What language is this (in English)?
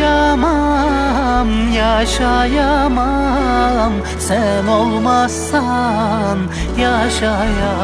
Turkish